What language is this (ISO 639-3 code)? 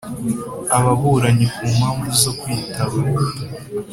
kin